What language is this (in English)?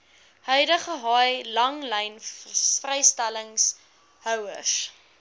Afrikaans